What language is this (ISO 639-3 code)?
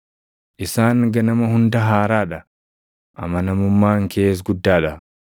orm